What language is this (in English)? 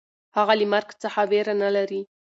Pashto